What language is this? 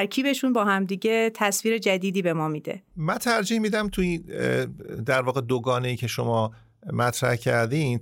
Persian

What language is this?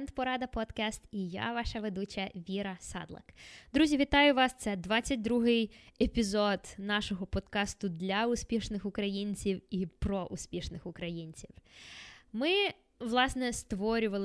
Ukrainian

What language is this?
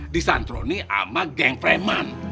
Indonesian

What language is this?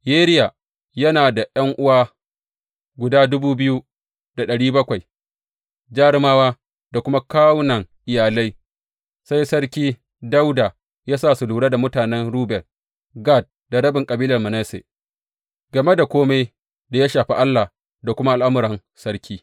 Hausa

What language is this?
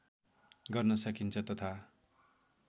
Nepali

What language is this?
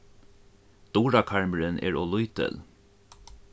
Faroese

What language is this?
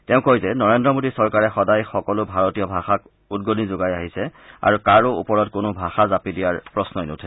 Assamese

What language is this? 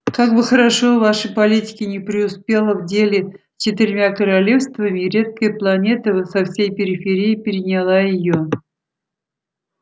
Russian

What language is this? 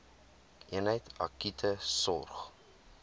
Afrikaans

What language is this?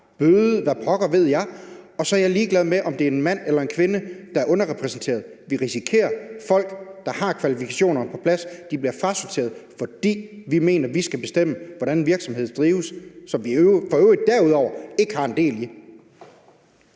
Danish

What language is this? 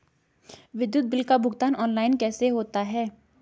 Hindi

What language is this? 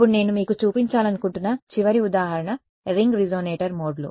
Telugu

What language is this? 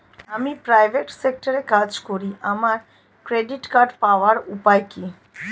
Bangla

